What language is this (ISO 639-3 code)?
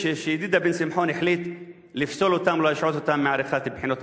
heb